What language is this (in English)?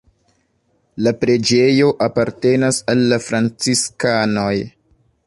Esperanto